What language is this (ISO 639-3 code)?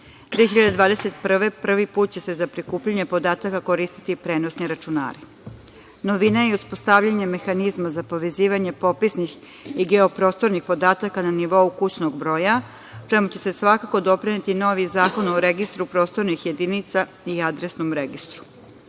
srp